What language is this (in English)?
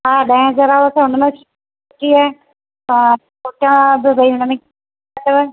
Sindhi